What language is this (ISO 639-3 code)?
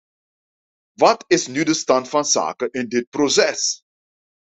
nld